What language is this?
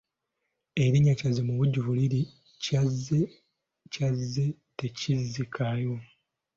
Ganda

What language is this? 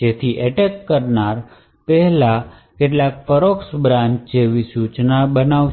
Gujarati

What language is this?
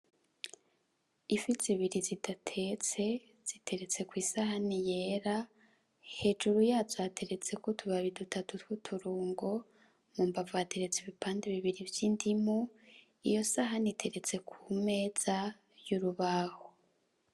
Rundi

